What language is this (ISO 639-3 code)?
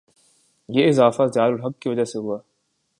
urd